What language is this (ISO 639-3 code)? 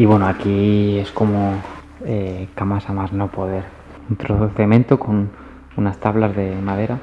spa